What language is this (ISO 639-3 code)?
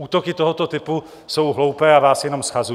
ces